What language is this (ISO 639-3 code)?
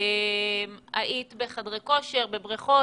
heb